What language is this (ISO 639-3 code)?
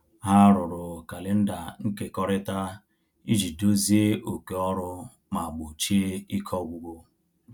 ibo